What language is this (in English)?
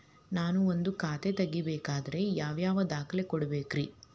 Kannada